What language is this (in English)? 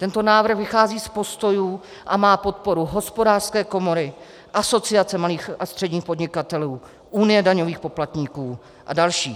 Czech